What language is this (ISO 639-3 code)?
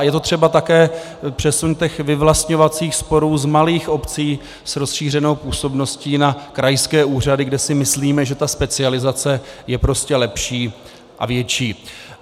ces